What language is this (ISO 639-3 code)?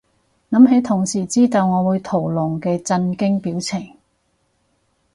yue